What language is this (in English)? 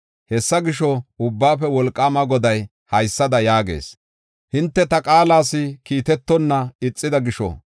Gofa